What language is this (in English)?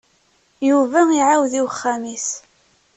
Kabyle